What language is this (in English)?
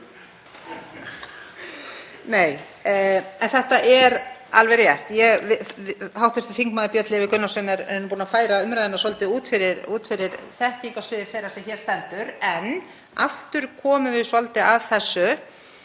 Icelandic